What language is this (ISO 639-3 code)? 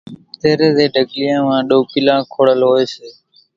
gjk